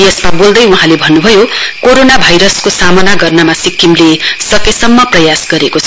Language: Nepali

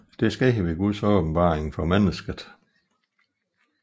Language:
Danish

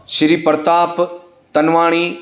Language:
Sindhi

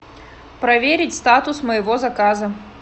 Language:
Russian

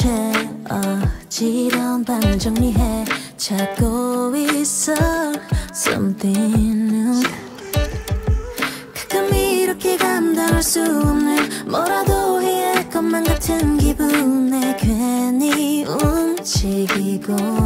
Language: Korean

